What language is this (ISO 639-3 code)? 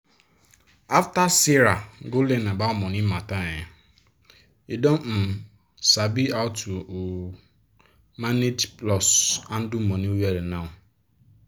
pcm